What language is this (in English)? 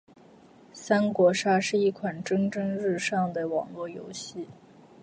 Chinese